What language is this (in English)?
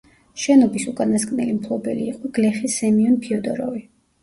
Georgian